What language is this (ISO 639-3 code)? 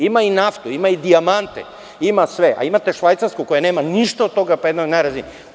srp